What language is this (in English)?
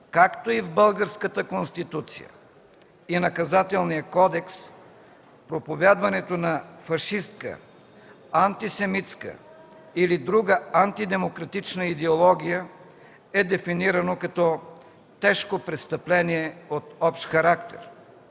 Bulgarian